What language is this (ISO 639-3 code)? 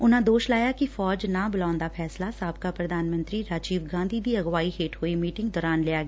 pan